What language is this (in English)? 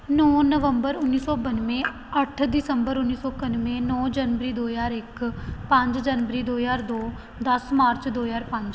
Punjabi